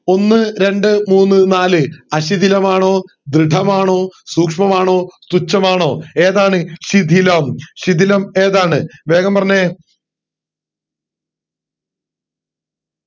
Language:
Malayalam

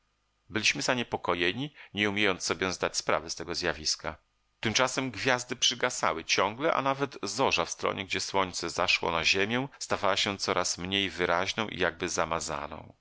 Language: Polish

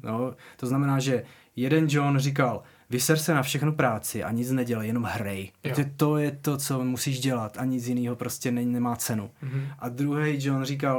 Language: Czech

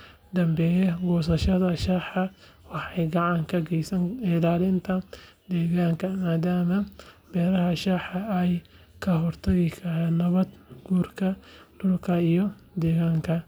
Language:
Somali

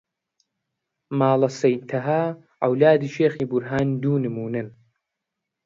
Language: Central Kurdish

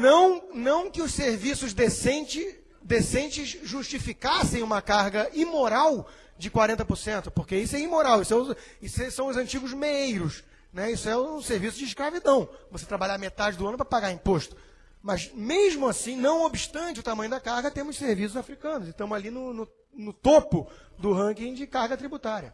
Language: Portuguese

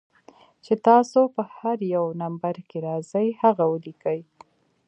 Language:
Pashto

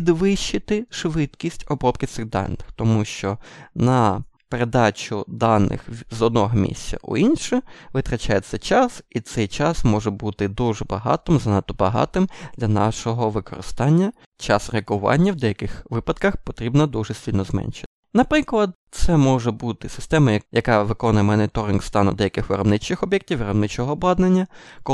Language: Ukrainian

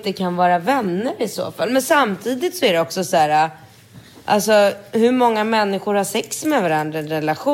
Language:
Swedish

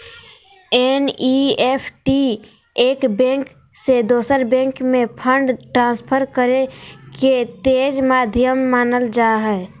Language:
Magahi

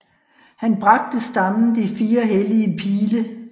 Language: Danish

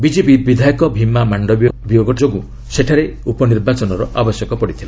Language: Odia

